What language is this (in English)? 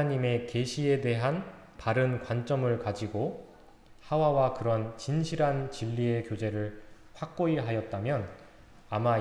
Korean